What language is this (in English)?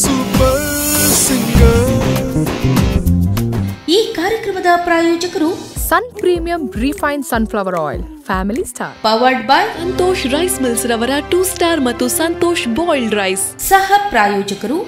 Kannada